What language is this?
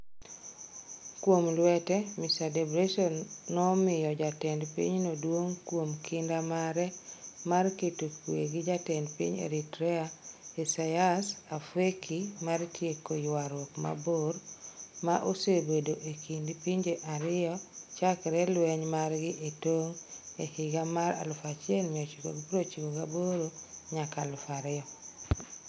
Luo (Kenya and Tanzania)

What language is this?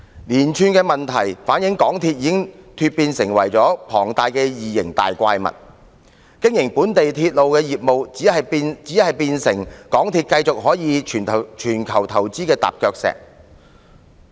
Cantonese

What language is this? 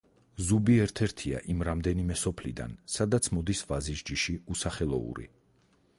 Georgian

